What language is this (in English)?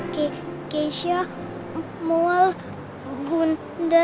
Indonesian